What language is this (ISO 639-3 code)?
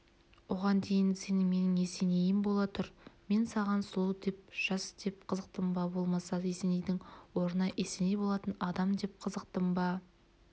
kaz